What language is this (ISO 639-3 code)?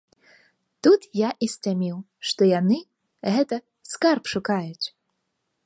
bel